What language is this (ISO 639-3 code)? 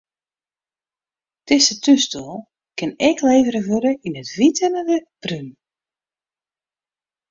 fry